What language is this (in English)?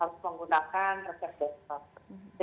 Indonesian